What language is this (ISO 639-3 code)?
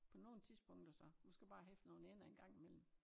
dan